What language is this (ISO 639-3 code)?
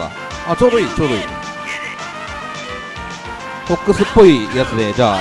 jpn